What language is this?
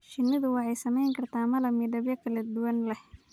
Somali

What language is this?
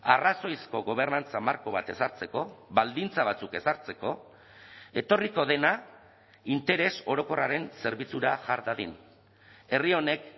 Basque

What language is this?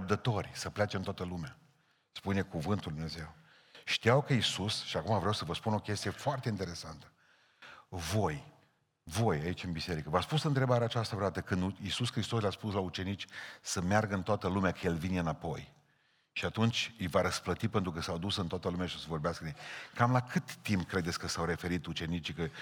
Romanian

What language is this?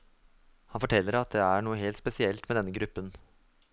Norwegian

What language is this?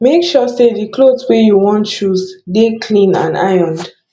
Nigerian Pidgin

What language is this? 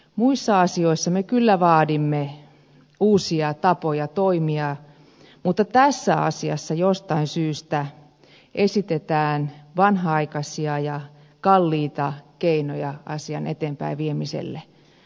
Finnish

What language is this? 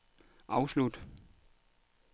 Danish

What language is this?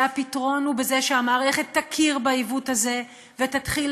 Hebrew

